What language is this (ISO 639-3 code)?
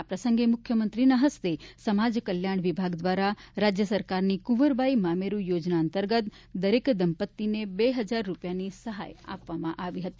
guj